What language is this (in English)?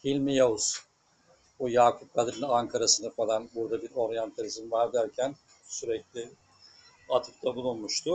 Turkish